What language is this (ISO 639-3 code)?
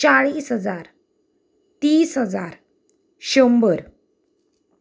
kok